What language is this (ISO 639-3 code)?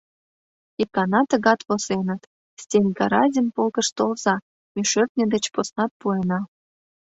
chm